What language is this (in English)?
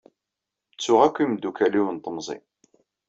Kabyle